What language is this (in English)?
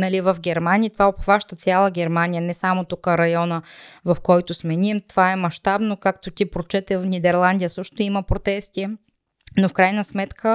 Bulgarian